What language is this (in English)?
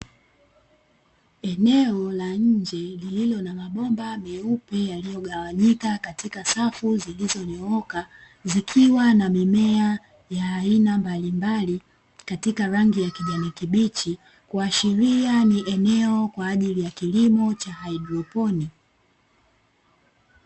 Swahili